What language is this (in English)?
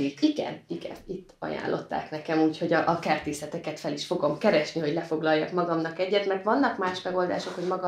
Hungarian